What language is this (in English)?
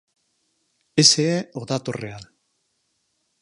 Galician